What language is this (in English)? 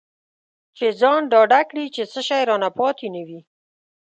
Pashto